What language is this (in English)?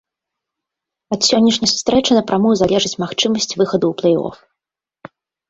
Belarusian